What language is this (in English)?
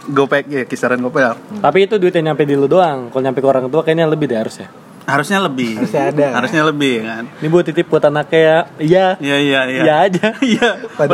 Indonesian